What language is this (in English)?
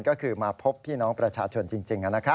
Thai